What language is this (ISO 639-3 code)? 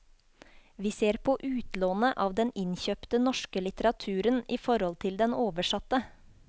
nor